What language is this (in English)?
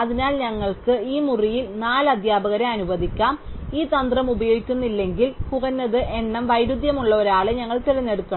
Malayalam